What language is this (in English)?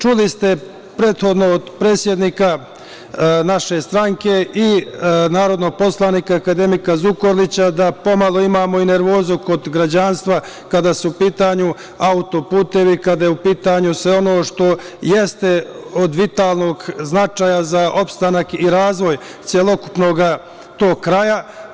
Serbian